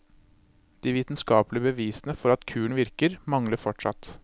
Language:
Norwegian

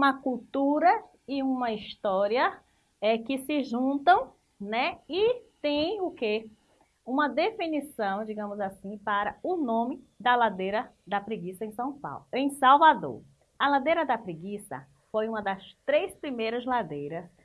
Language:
Portuguese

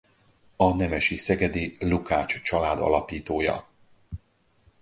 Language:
Hungarian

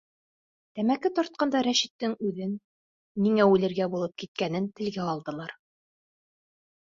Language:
Bashkir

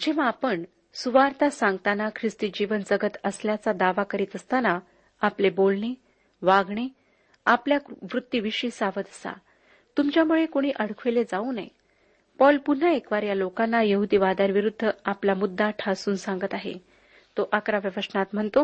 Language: Marathi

